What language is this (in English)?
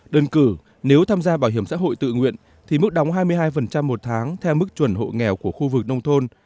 Vietnamese